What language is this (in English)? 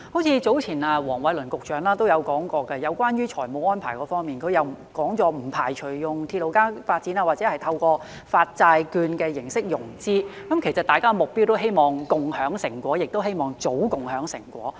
Cantonese